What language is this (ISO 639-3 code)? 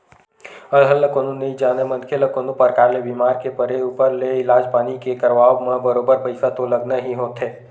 hne